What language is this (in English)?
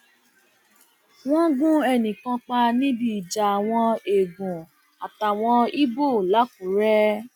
Yoruba